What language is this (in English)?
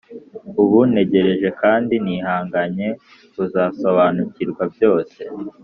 Kinyarwanda